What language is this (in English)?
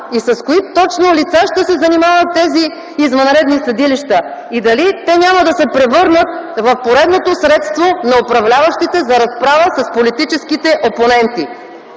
Bulgarian